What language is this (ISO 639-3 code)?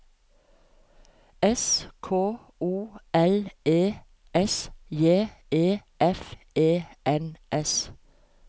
nor